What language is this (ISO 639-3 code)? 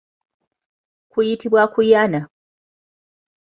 lug